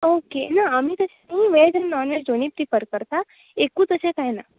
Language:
Konkani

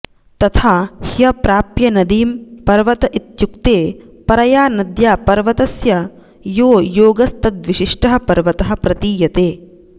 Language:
Sanskrit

